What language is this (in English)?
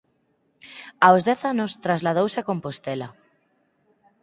Galician